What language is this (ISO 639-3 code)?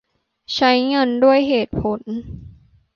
tha